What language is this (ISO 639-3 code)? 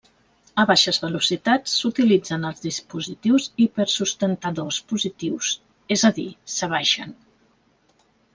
cat